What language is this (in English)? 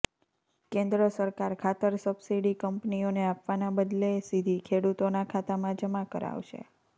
Gujarati